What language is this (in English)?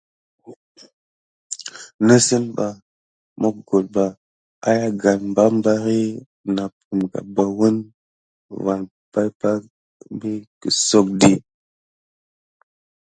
Gidar